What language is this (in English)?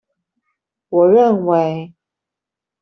Chinese